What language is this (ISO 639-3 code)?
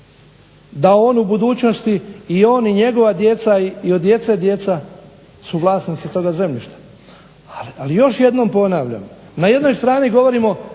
hrv